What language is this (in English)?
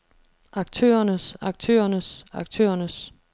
Danish